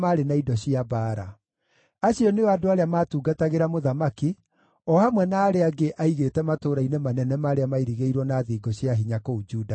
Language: Kikuyu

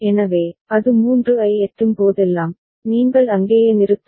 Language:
Tamil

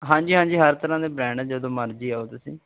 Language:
Punjabi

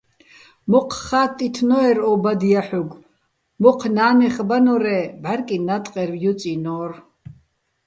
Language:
Bats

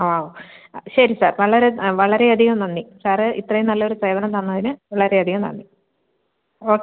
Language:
Malayalam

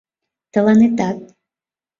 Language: Mari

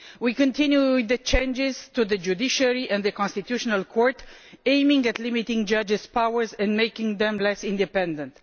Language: English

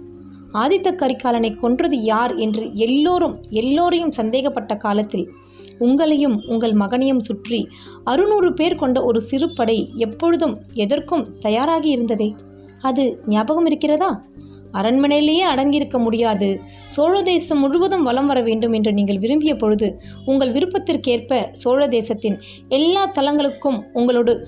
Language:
Tamil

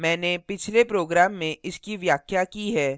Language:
Hindi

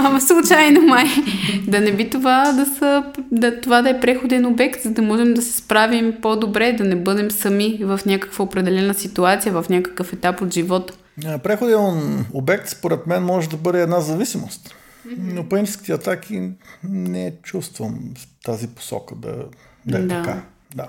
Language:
Bulgarian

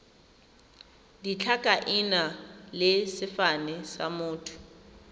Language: Tswana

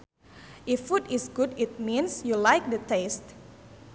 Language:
Sundanese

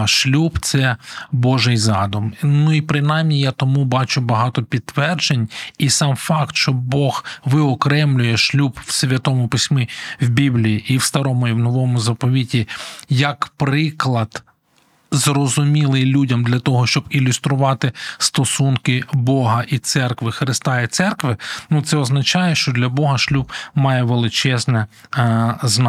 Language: Ukrainian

